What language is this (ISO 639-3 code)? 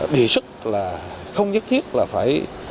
vie